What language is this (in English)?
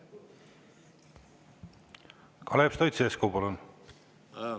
Estonian